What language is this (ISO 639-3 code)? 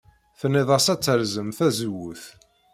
kab